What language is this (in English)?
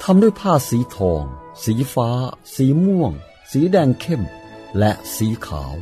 Thai